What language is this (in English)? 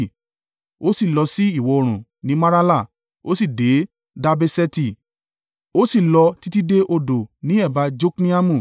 Yoruba